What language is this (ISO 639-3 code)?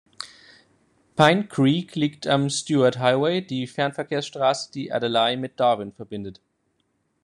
deu